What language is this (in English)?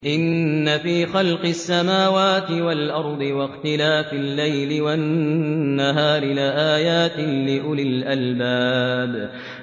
Arabic